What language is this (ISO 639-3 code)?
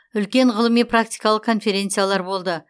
kaz